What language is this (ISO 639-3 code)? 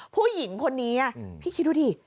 tha